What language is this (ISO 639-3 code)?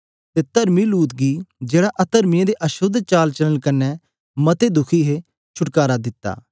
doi